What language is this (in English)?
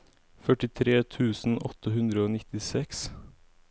Norwegian